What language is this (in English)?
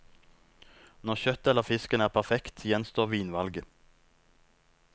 Norwegian